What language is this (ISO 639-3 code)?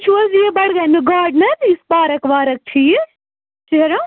kas